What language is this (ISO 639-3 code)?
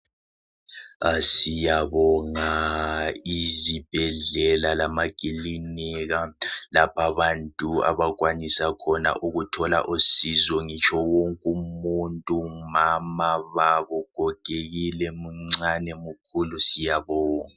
nde